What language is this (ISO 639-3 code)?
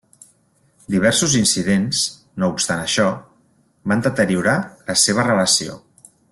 cat